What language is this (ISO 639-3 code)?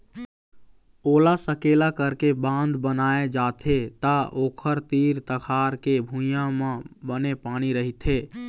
hne